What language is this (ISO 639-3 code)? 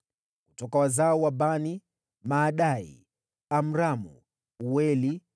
swa